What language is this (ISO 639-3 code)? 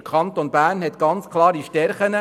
gsw